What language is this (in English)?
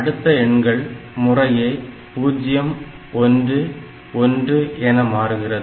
Tamil